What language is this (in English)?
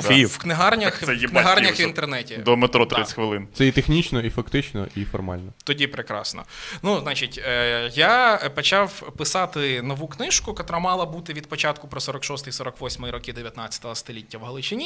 Ukrainian